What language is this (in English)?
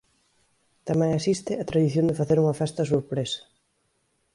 Galician